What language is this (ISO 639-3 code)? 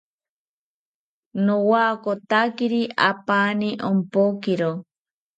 cpy